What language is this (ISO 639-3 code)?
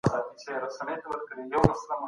pus